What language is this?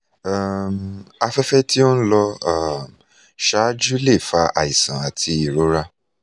Yoruba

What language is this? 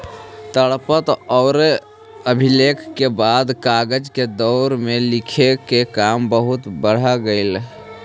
Magahi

